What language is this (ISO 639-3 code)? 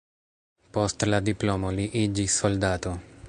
epo